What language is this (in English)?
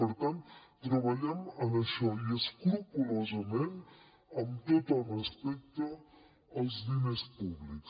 Catalan